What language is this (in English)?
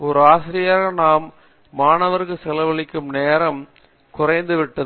Tamil